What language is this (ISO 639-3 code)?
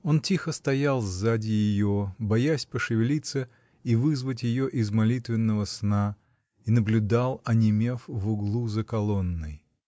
rus